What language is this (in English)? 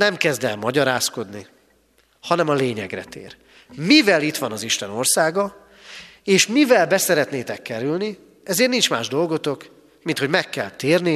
Hungarian